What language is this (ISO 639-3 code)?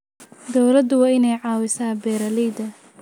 som